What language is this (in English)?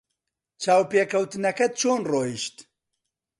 Central Kurdish